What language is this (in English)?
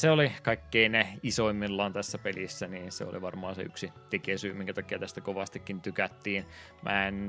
Finnish